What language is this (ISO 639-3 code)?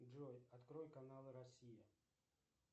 rus